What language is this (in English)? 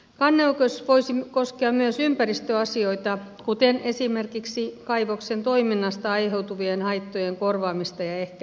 Finnish